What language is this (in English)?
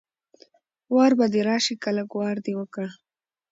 Pashto